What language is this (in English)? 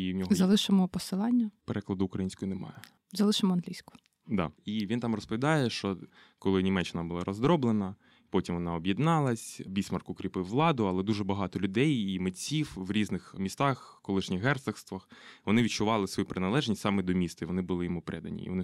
Ukrainian